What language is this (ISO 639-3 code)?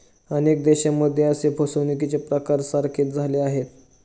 mar